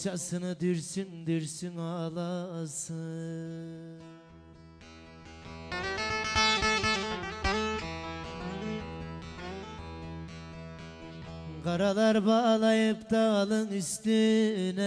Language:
Turkish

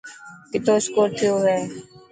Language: Dhatki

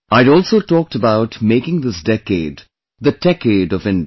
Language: English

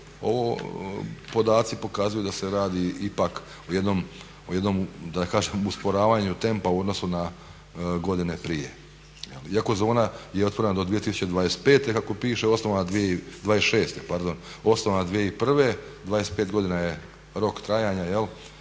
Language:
Croatian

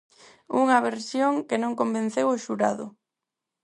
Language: Galician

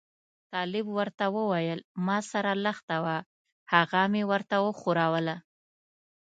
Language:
Pashto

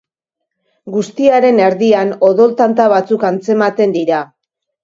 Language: Basque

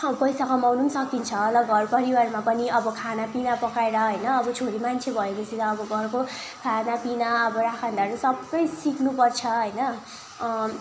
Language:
Nepali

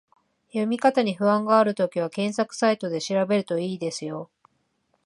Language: Japanese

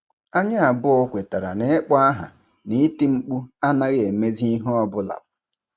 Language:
Igbo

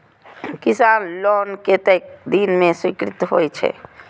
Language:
Maithili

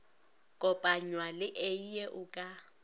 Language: Northern Sotho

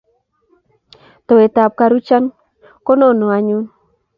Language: Kalenjin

